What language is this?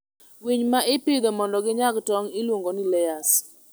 Luo (Kenya and Tanzania)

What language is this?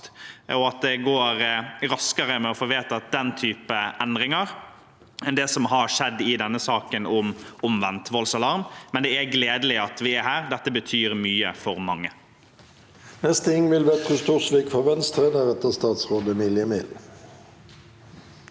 Norwegian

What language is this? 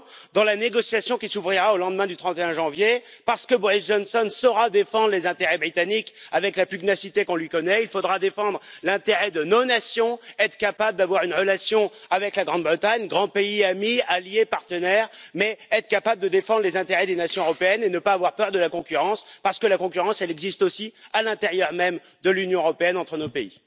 French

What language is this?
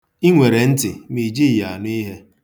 Igbo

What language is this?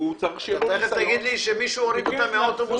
Hebrew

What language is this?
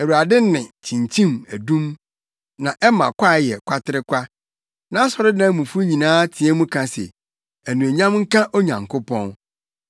Akan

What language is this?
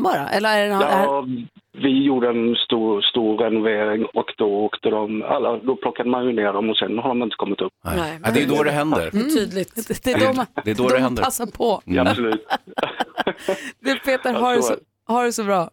Swedish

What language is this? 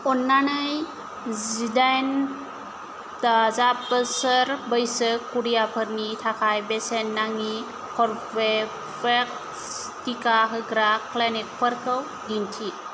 Bodo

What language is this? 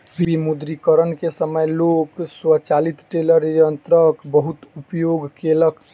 Maithili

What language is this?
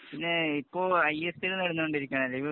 Malayalam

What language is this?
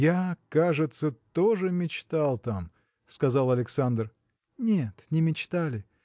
Russian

